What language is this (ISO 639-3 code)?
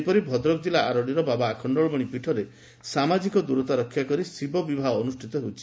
ori